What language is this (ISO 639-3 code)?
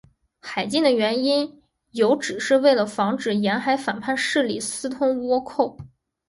zho